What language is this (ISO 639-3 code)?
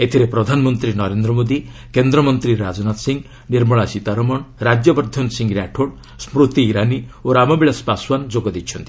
ori